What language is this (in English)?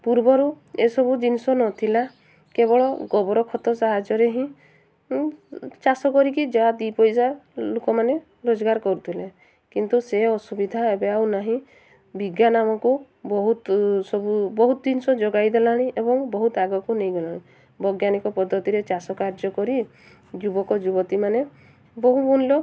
Odia